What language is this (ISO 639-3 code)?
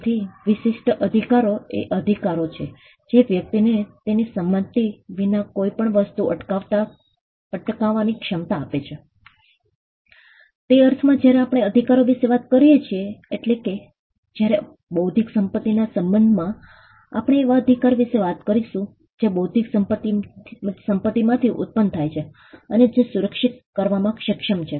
guj